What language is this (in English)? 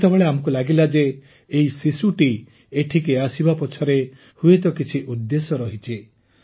Odia